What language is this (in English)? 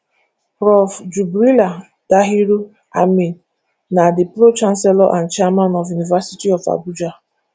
Nigerian Pidgin